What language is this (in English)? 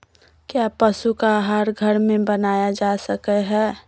Magahi